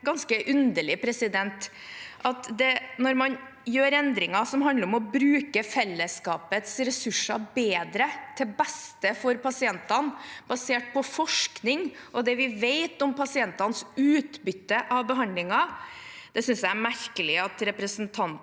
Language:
Norwegian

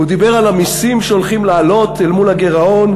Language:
Hebrew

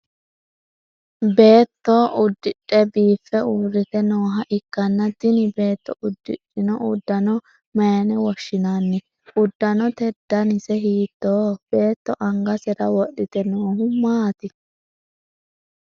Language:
Sidamo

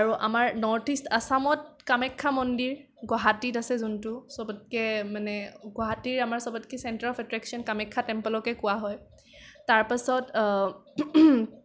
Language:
Assamese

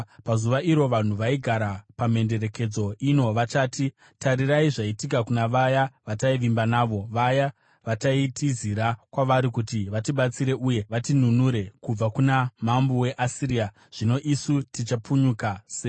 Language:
Shona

